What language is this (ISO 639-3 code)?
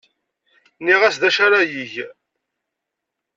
kab